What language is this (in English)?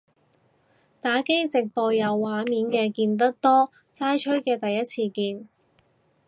Cantonese